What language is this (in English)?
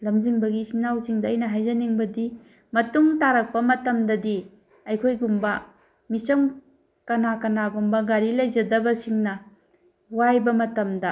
Manipuri